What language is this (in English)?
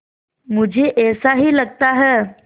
Hindi